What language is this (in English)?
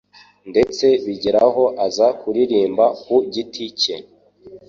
Kinyarwanda